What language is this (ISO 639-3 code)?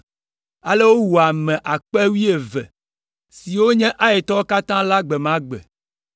ewe